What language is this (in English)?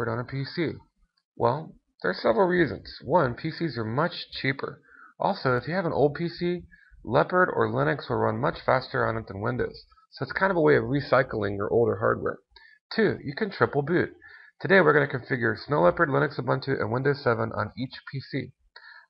English